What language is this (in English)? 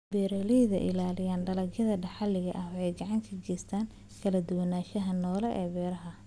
Somali